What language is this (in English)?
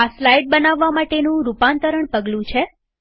Gujarati